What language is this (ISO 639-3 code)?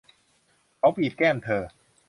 tha